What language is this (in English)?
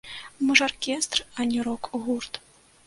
Belarusian